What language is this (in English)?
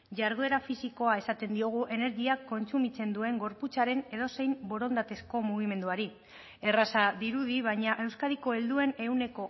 Basque